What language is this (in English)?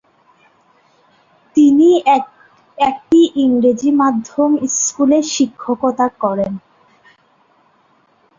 Bangla